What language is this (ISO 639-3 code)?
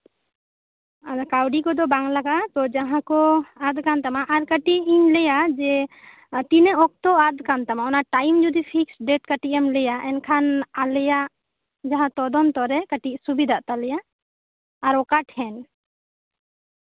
sat